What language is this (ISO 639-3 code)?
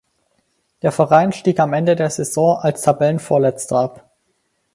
deu